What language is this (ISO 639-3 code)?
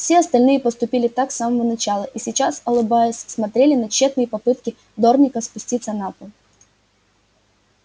rus